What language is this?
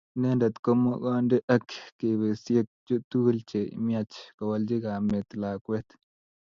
Kalenjin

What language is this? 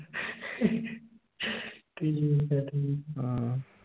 Punjabi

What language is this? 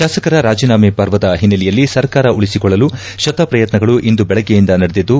Kannada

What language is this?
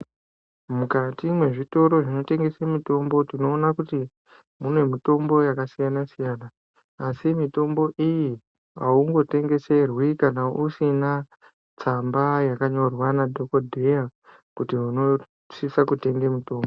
Ndau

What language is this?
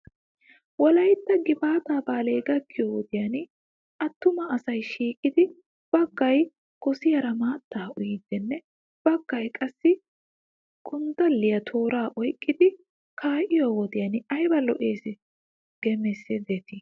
Wolaytta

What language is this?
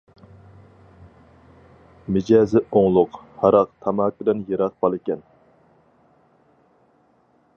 Uyghur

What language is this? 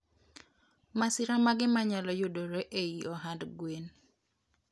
Luo (Kenya and Tanzania)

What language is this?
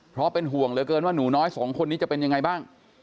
Thai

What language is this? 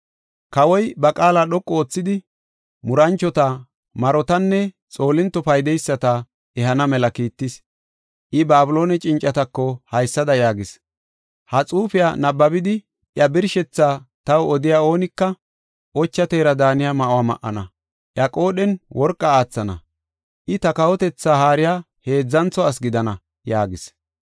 Gofa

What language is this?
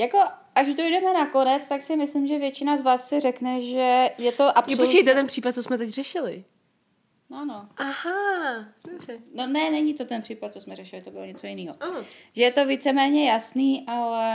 Czech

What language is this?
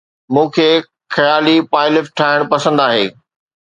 Sindhi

